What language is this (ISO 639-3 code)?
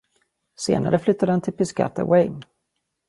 swe